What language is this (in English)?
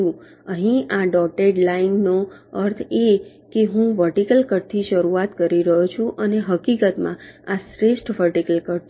Gujarati